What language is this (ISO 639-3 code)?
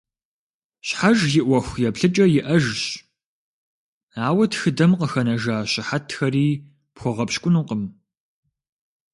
kbd